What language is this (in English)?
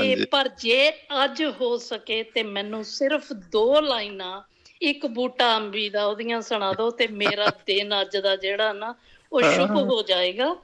Punjabi